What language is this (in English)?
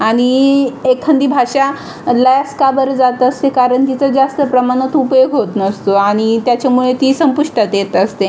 Marathi